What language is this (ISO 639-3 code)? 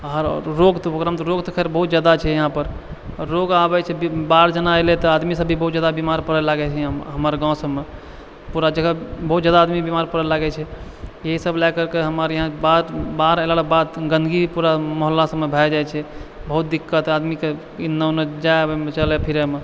mai